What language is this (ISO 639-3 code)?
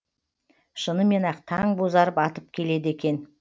kaz